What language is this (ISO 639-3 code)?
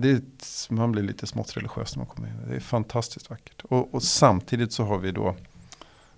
swe